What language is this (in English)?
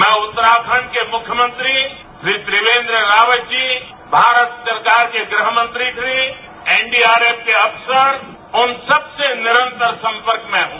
Hindi